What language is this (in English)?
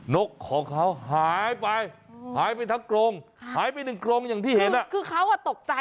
Thai